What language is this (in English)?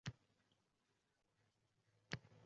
Uzbek